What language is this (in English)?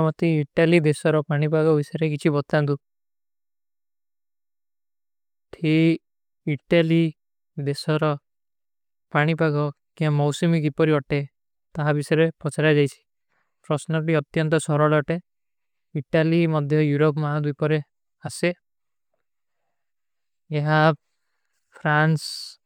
Kui (India)